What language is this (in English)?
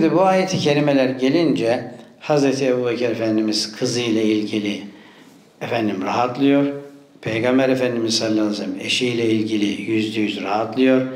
Turkish